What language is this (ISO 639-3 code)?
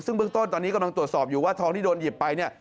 tha